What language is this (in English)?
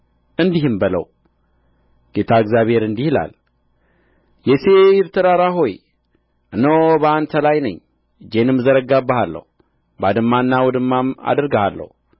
Amharic